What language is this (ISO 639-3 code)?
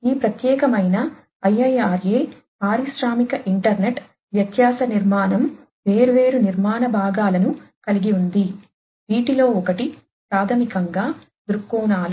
tel